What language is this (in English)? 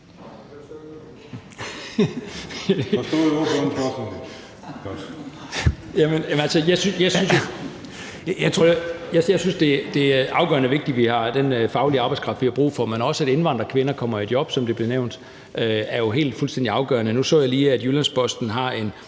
Danish